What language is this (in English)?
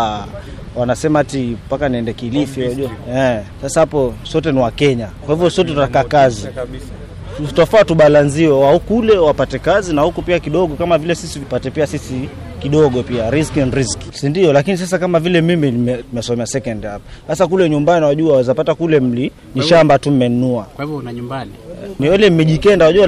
Swahili